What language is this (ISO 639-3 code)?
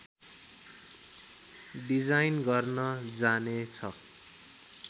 nep